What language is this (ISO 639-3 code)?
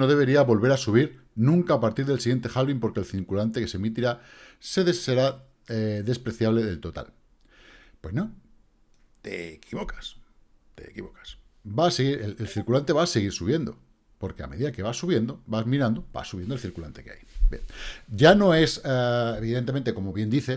spa